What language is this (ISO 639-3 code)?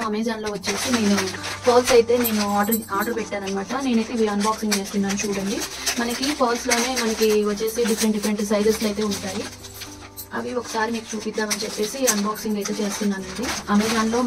tel